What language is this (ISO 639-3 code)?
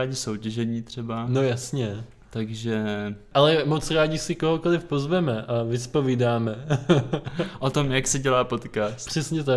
ces